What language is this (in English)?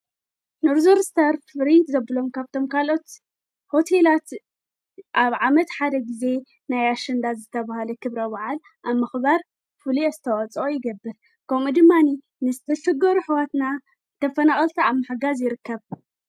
Tigrinya